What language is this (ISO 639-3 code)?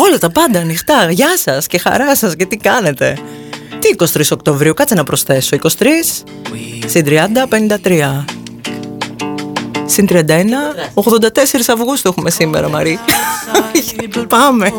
ell